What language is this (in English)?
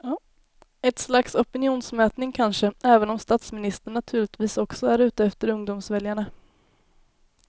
Swedish